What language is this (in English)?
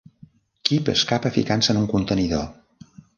Catalan